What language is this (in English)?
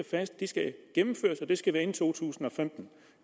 Danish